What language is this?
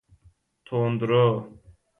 Persian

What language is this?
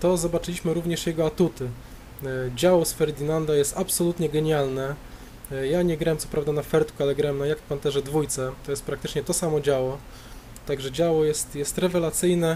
Polish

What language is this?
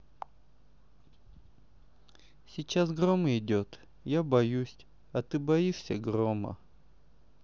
Russian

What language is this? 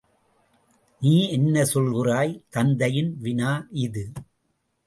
Tamil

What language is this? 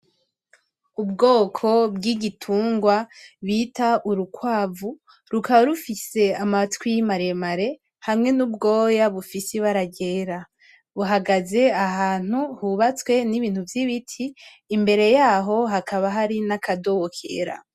Rundi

